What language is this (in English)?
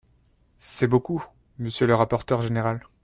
French